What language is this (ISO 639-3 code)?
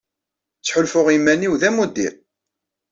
kab